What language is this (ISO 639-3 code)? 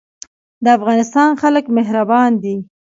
pus